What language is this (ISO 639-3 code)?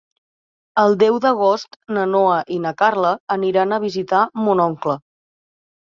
cat